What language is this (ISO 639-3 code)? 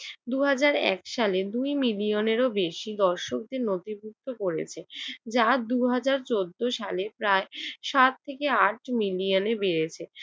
ben